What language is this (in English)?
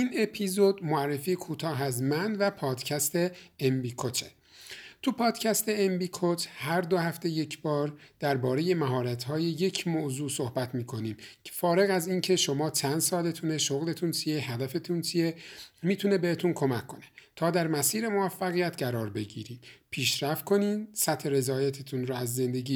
Persian